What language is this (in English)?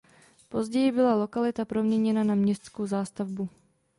Czech